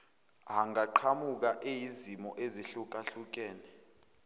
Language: Zulu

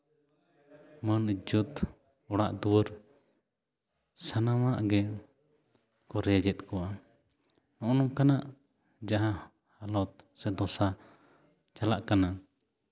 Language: Santali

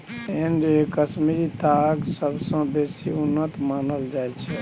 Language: Maithili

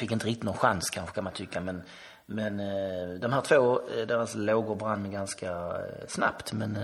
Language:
Swedish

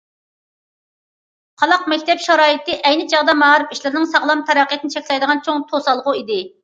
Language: Uyghur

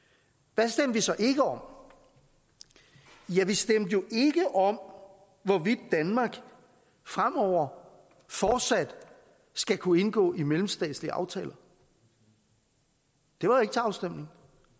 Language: Danish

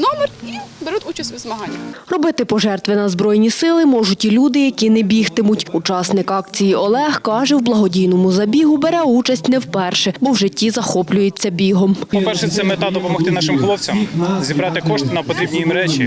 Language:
Ukrainian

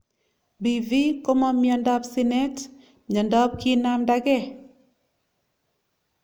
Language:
Kalenjin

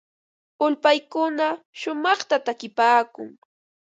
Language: Ambo-Pasco Quechua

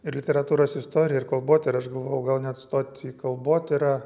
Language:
Lithuanian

